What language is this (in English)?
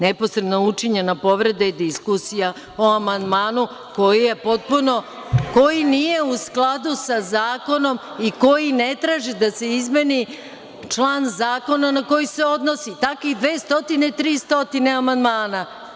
Serbian